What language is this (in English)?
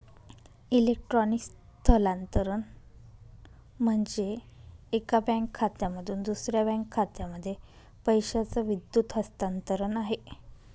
Marathi